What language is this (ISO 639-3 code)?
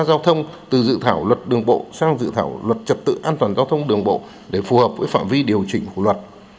vie